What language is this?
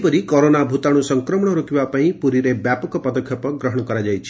Odia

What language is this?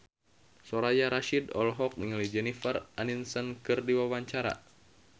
Sundanese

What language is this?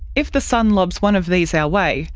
English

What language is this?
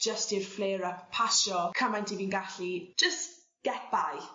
Welsh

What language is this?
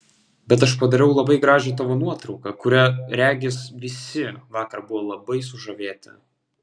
Lithuanian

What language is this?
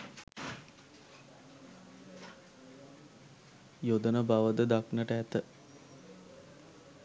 Sinhala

